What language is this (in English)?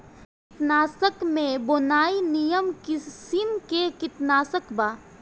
Bhojpuri